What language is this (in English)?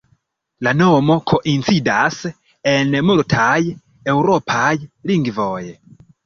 Esperanto